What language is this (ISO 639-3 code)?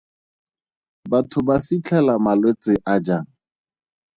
tsn